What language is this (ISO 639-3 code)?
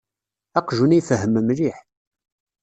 kab